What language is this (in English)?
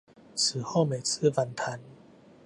Chinese